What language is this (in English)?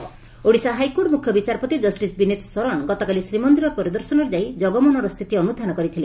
Odia